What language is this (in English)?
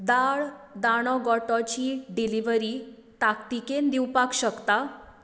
Konkani